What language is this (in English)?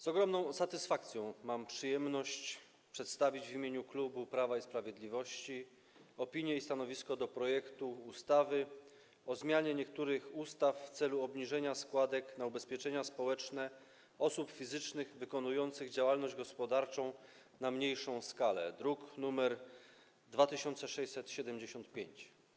Polish